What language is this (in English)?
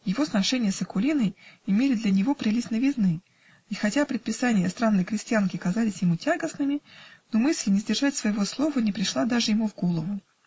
Russian